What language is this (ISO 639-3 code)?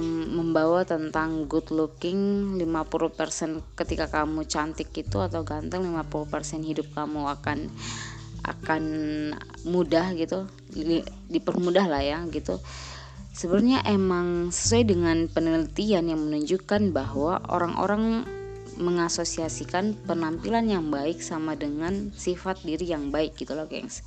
ind